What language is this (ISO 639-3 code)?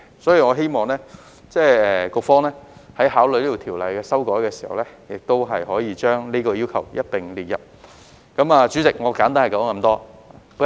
yue